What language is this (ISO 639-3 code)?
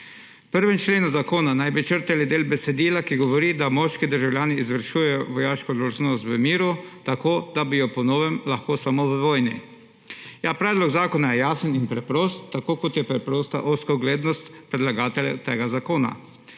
slv